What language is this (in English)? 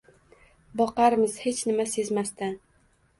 Uzbek